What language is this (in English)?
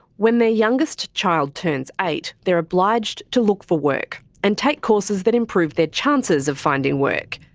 English